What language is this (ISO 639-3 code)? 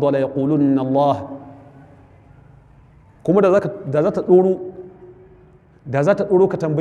ara